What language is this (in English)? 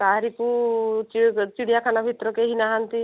Odia